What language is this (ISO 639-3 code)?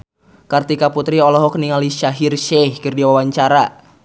sun